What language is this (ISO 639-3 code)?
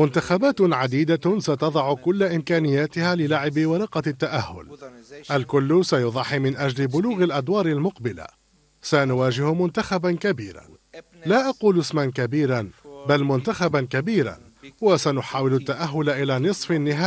ara